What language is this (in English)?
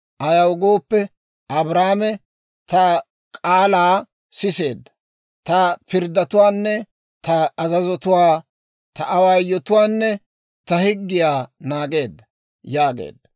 Dawro